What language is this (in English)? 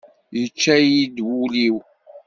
Kabyle